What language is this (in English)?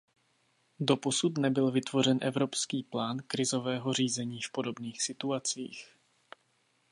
Czech